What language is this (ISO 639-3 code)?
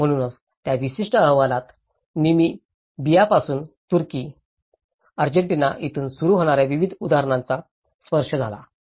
mar